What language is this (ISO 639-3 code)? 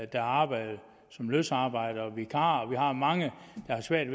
dan